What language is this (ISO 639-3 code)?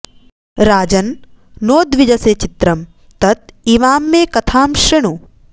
san